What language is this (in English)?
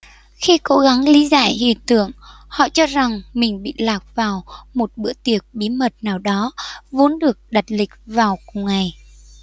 Vietnamese